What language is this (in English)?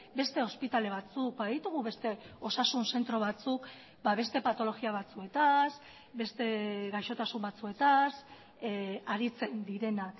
Basque